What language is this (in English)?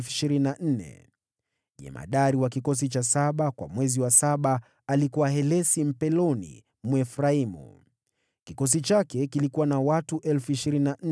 Swahili